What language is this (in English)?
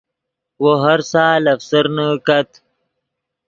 Yidgha